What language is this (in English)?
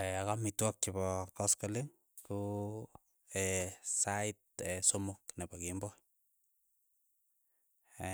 Keiyo